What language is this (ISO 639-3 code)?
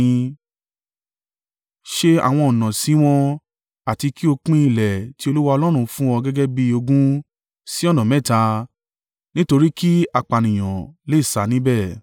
yor